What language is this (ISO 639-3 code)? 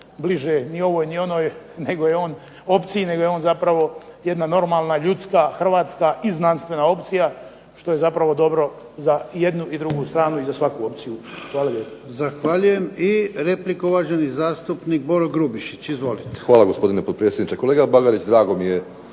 hrv